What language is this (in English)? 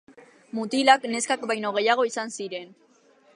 Basque